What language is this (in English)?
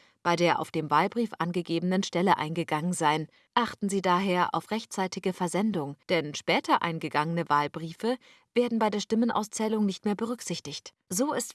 German